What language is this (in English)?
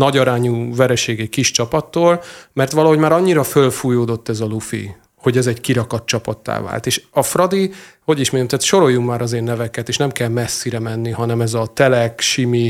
Hungarian